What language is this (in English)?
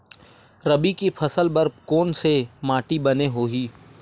Chhattisgarhi